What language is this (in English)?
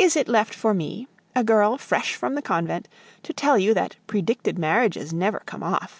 English